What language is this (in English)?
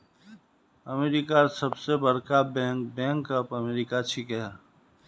Magahi